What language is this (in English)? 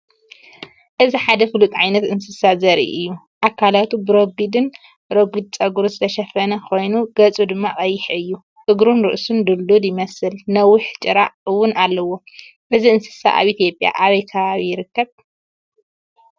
Tigrinya